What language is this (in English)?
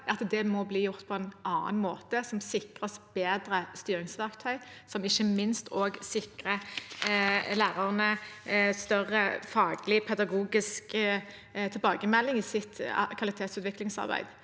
Norwegian